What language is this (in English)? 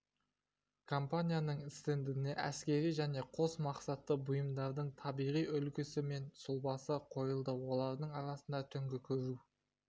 Kazakh